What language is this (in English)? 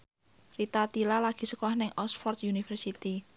Javanese